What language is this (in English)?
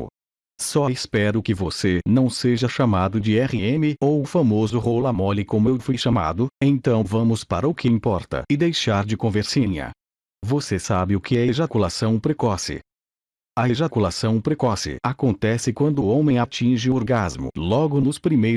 Portuguese